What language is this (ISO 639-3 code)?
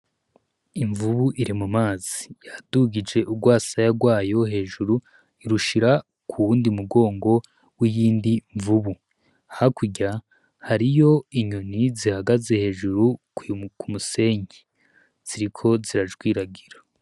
run